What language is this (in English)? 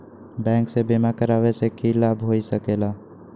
Magahi